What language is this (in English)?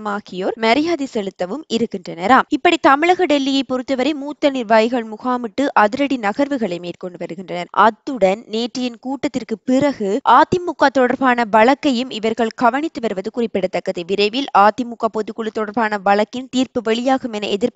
Turkish